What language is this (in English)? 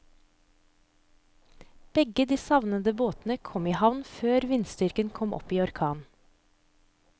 Norwegian